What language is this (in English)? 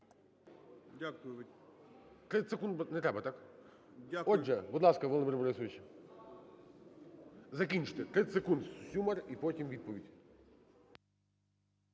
Ukrainian